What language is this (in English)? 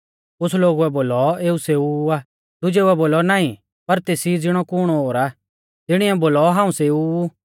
Mahasu Pahari